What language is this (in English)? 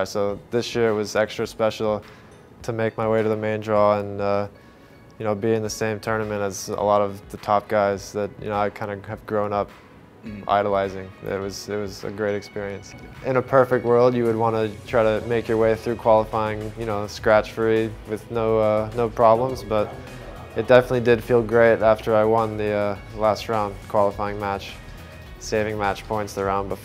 English